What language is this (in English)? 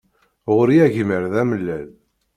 Kabyle